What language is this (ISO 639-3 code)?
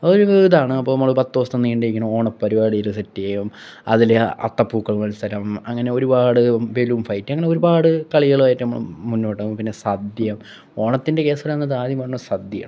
mal